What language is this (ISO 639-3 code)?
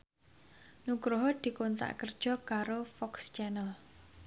jav